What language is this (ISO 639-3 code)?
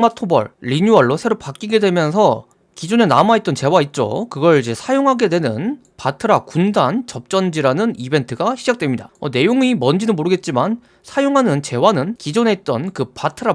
kor